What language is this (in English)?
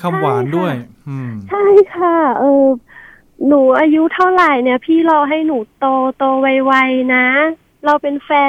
Thai